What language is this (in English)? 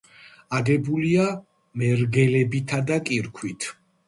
Georgian